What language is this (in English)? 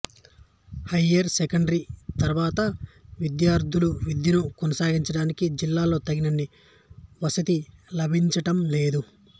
Telugu